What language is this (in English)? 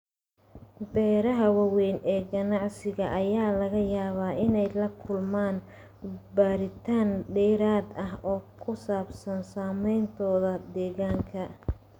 Somali